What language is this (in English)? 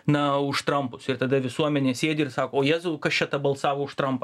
Lithuanian